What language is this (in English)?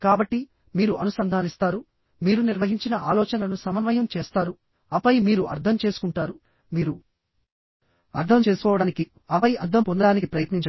Telugu